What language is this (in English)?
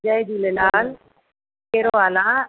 Sindhi